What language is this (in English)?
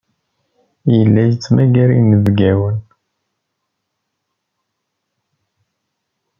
Kabyle